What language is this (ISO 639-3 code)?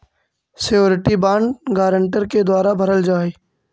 mag